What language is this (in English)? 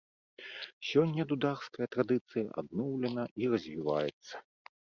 Belarusian